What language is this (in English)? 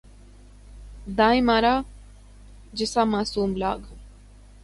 Urdu